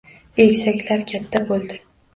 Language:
Uzbek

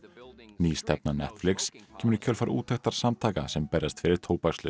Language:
Icelandic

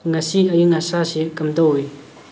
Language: Manipuri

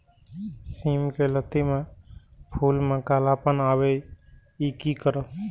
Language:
Maithili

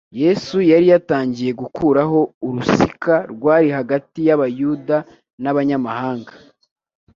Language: Kinyarwanda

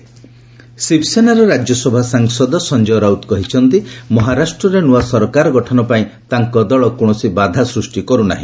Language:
Odia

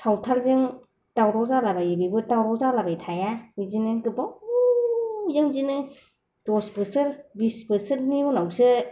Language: Bodo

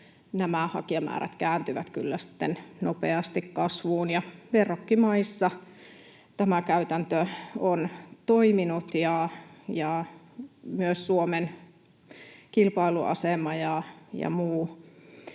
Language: Finnish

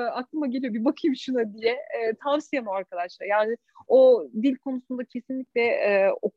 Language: Turkish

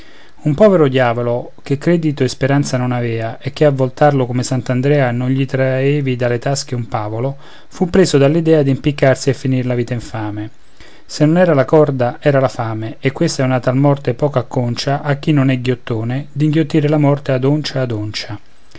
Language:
Italian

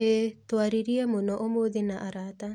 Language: Kikuyu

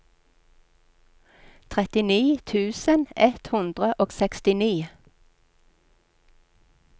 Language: Norwegian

